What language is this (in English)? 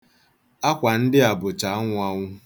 Igbo